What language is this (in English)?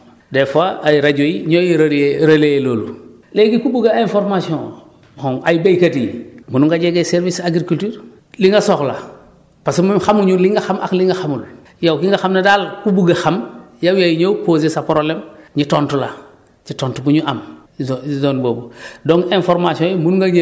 Wolof